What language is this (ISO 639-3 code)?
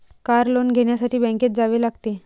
mar